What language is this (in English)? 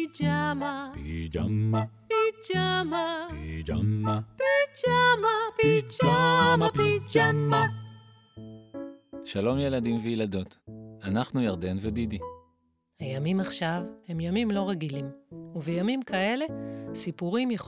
Hebrew